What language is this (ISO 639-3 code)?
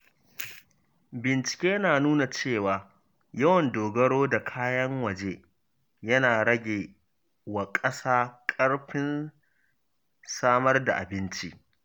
hau